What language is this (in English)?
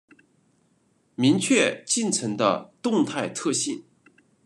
Chinese